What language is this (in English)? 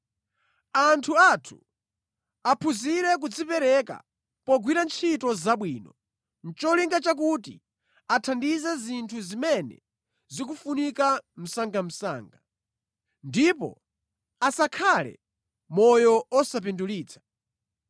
Nyanja